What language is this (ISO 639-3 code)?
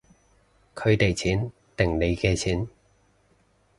yue